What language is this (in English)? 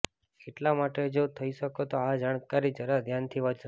Gujarati